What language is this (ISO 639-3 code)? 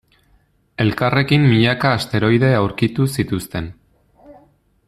eus